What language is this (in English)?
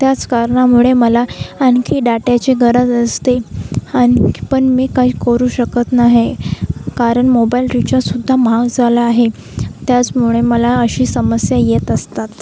Marathi